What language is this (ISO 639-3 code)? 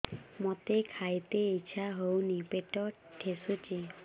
ori